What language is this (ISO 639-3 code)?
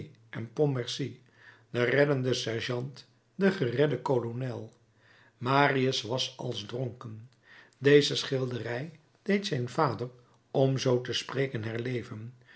nld